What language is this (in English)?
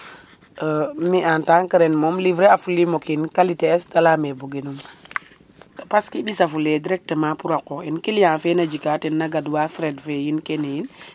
Serer